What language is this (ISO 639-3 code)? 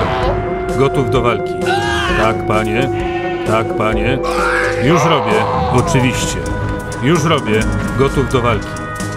pol